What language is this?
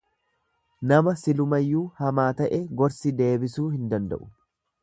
Oromo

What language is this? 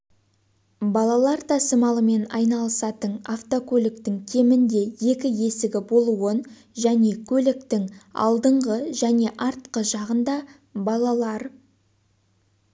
Kazakh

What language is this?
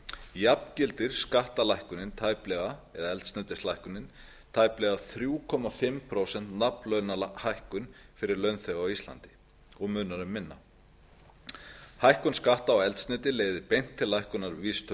Icelandic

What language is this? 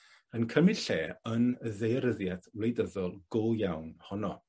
Welsh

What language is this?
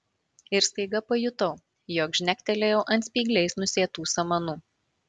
Lithuanian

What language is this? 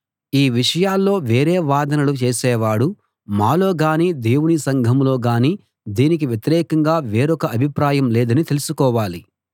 Telugu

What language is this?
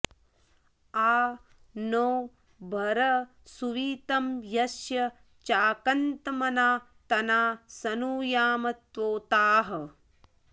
Sanskrit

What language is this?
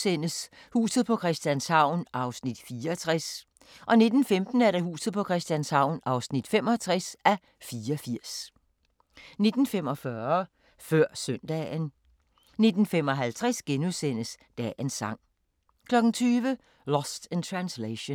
Danish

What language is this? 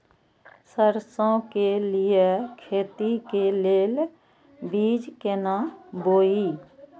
Maithili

